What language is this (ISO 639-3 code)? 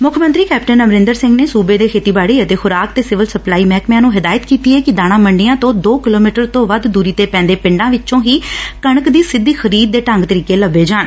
pan